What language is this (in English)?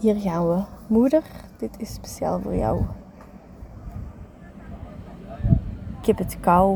Dutch